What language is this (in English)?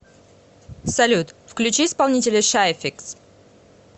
Russian